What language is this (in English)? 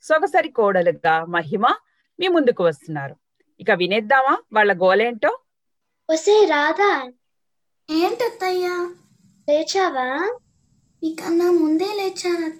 Telugu